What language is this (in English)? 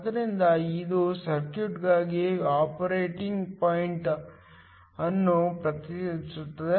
Kannada